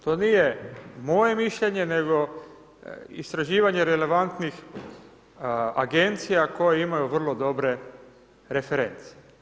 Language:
Croatian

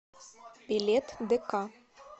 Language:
Russian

